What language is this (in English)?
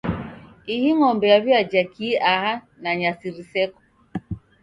Taita